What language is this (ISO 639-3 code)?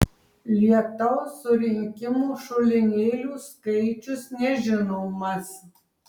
lit